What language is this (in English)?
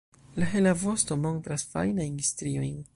Esperanto